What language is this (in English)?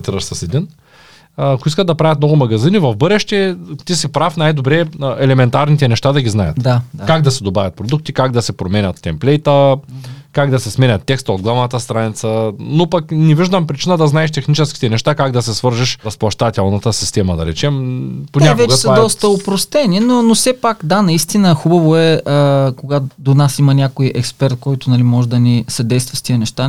Bulgarian